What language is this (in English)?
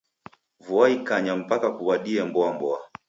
Taita